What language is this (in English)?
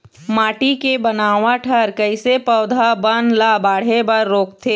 Chhattisgarhi